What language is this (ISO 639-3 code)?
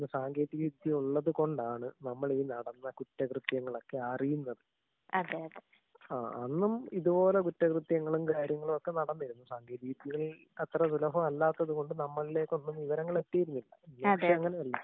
mal